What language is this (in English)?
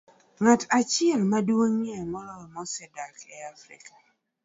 Luo (Kenya and Tanzania)